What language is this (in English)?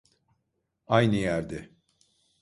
Turkish